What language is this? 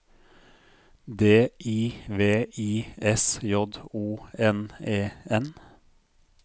Norwegian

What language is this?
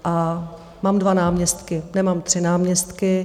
Czech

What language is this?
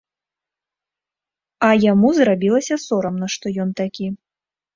Belarusian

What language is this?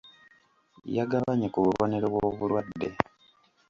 Ganda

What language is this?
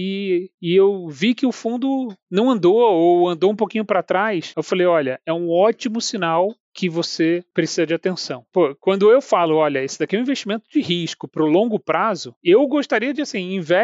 Portuguese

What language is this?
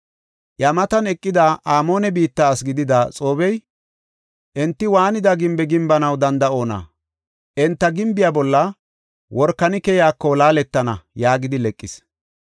Gofa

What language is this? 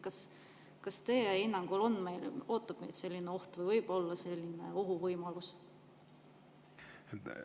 Estonian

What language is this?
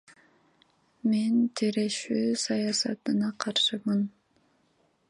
Kyrgyz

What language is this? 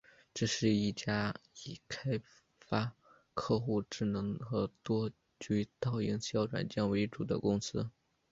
Chinese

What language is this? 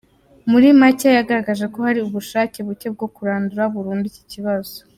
Kinyarwanda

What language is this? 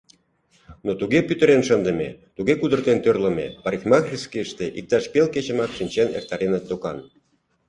Mari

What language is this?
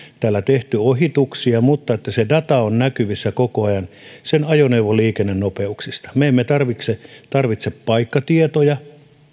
Finnish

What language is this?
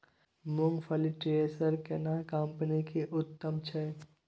Maithili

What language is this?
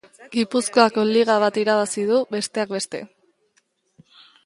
Basque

